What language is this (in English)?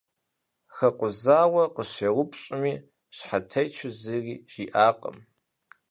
Kabardian